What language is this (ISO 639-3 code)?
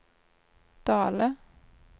nor